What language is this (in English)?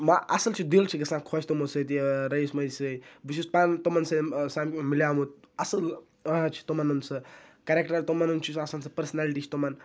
Kashmiri